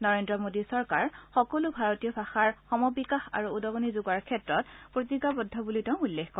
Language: Assamese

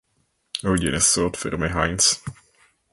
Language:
Czech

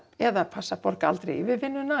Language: Icelandic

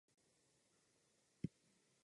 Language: Czech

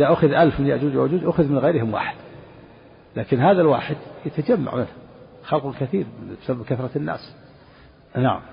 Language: Arabic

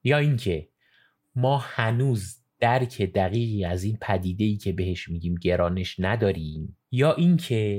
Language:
Persian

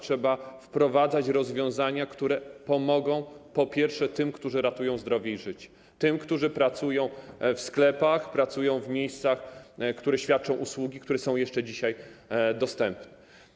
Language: Polish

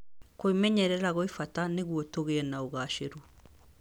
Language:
Kikuyu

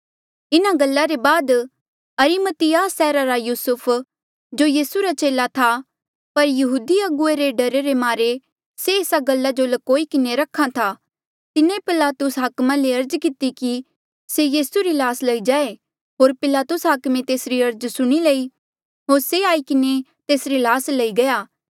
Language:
Mandeali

